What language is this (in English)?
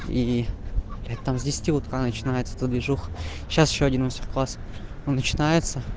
Russian